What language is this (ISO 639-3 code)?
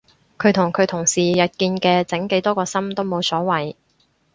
yue